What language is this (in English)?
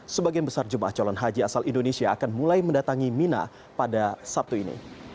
Indonesian